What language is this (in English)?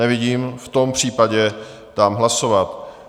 Czech